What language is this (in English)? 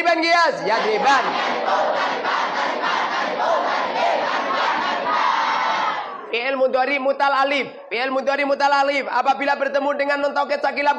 Indonesian